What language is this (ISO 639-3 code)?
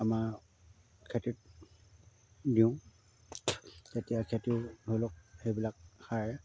asm